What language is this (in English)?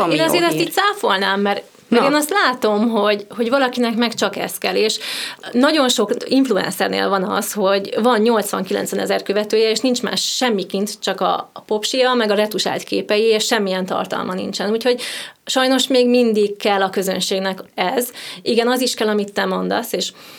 Hungarian